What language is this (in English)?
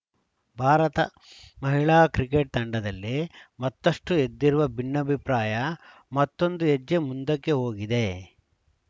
Kannada